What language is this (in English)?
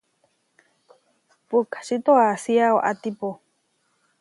Huarijio